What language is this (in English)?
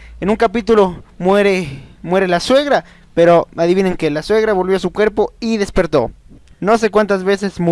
Spanish